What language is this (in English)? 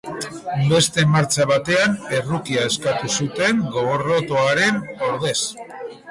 Basque